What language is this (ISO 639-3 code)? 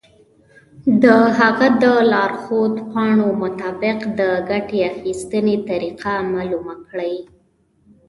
pus